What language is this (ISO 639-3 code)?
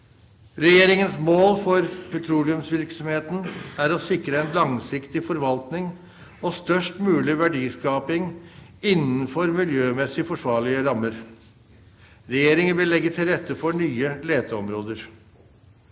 nor